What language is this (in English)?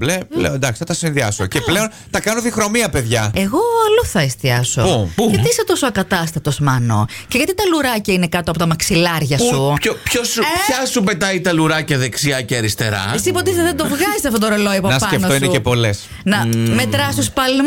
Greek